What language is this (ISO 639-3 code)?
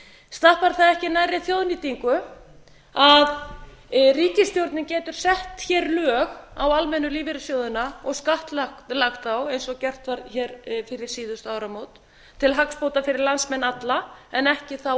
isl